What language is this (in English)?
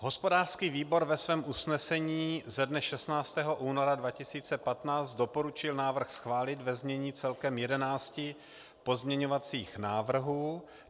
Czech